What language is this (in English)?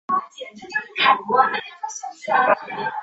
Chinese